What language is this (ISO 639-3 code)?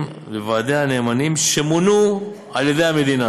heb